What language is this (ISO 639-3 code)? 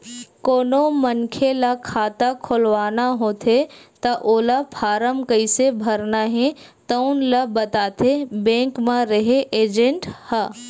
hne